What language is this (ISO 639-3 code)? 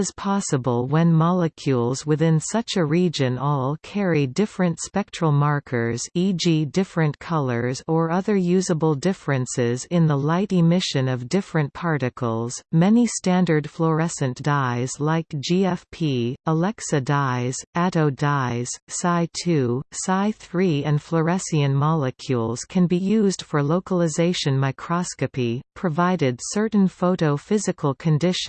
eng